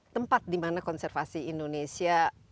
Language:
Indonesian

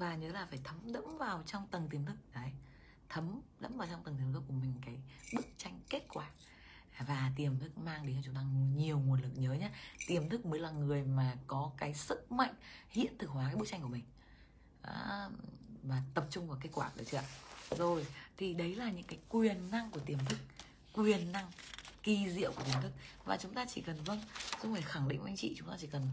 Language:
Vietnamese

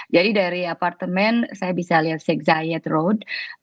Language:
Indonesian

